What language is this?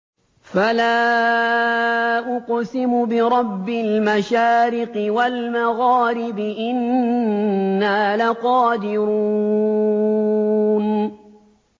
Arabic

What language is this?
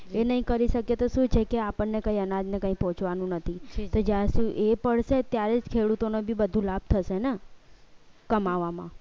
Gujarati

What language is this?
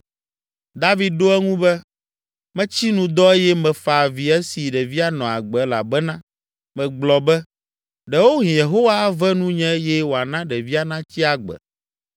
Ewe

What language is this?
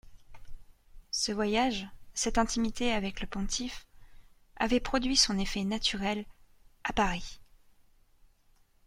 French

